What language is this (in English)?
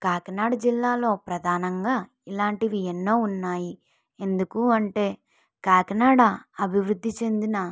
Telugu